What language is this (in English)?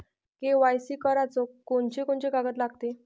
Marathi